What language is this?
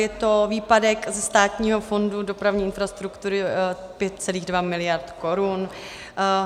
Czech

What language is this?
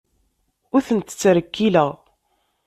Kabyle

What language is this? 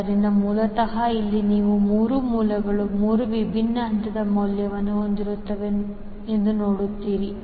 Kannada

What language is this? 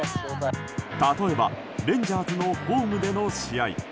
Japanese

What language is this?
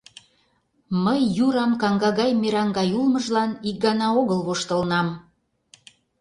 Mari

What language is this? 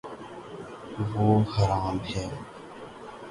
Urdu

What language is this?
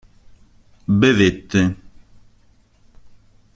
Italian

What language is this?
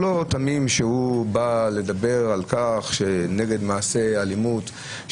Hebrew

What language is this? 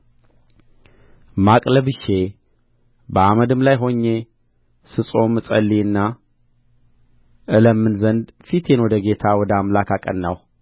Amharic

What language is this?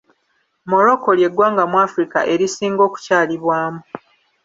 Ganda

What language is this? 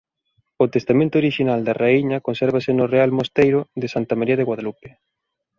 Galician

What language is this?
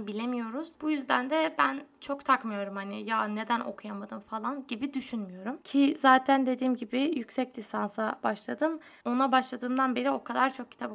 Turkish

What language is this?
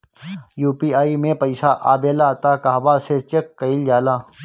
Bhojpuri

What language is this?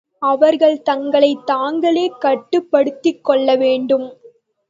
Tamil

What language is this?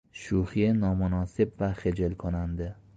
Persian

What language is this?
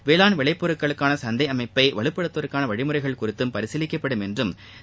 Tamil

